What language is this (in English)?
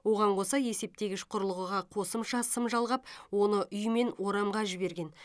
Kazakh